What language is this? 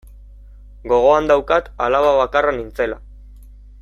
Basque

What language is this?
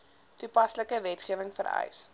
Afrikaans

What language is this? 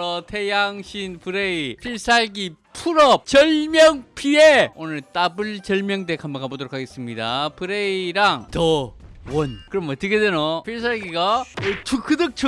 Korean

